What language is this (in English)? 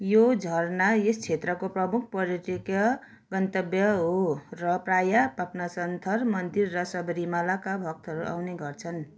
Nepali